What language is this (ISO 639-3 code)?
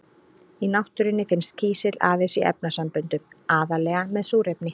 isl